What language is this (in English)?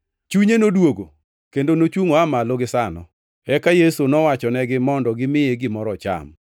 Luo (Kenya and Tanzania)